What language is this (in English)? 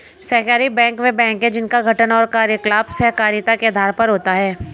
Hindi